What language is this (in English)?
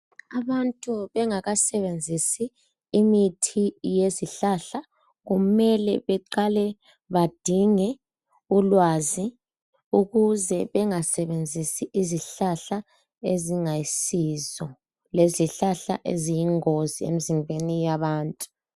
North Ndebele